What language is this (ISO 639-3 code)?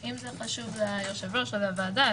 heb